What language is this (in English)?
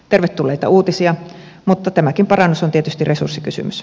Finnish